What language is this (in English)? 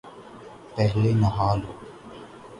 Urdu